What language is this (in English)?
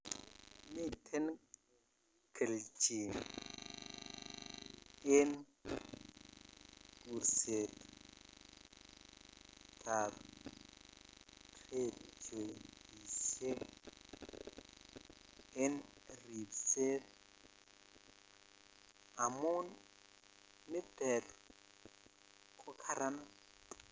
Kalenjin